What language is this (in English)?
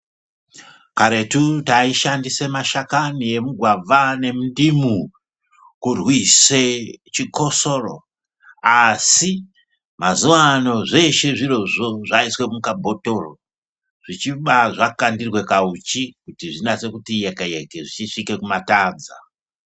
Ndau